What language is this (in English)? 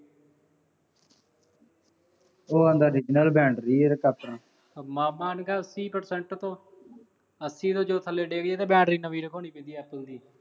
Punjabi